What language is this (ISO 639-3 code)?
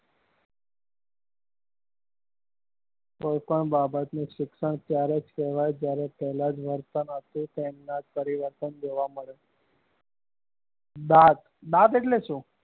guj